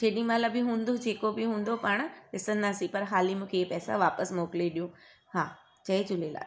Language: Sindhi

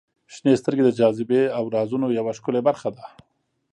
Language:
Pashto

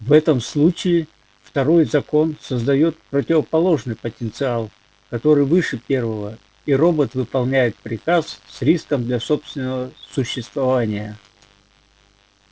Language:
Russian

